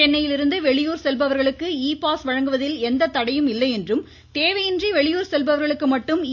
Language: Tamil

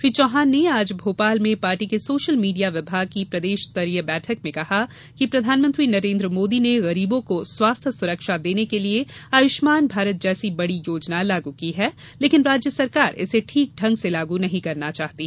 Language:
Hindi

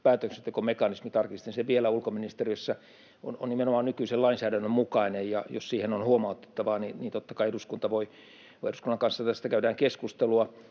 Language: Finnish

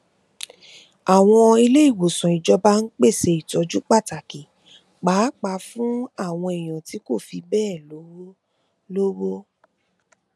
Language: Yoruba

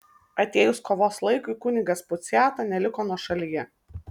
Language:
Lithuanian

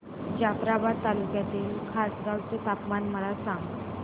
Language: Marathi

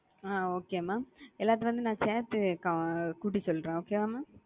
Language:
Tamil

